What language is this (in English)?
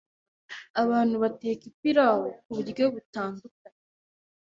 Kinyarwanda